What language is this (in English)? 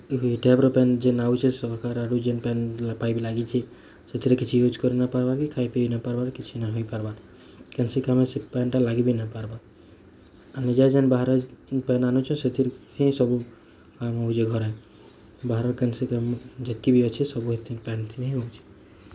Odia